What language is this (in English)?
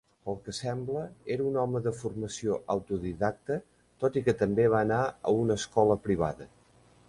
Catalan